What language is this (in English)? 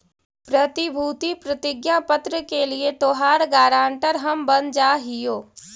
Magahi